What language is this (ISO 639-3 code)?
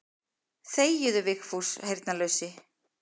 isl